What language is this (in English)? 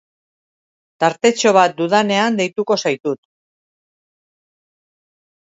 Basque